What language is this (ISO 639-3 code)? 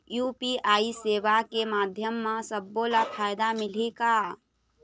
hne